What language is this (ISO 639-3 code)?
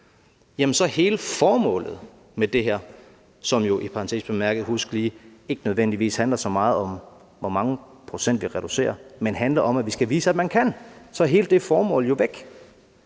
dan